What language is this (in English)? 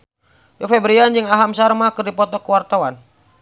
Sundanese